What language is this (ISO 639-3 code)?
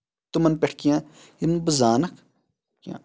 kas